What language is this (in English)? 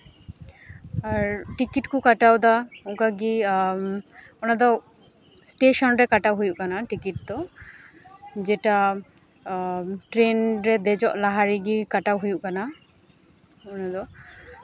Santali